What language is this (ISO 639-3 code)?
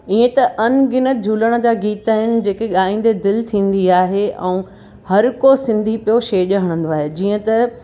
snd